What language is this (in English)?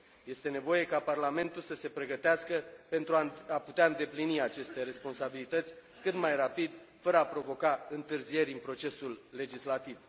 Romanian